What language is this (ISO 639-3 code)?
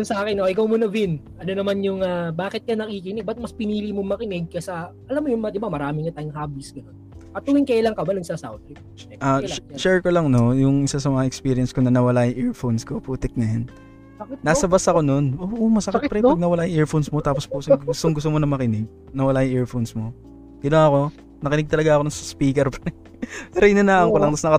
fil